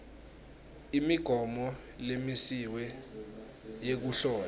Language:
Swati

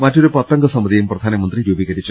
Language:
Malayalam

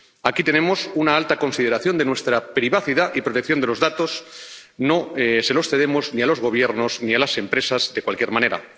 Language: Spanish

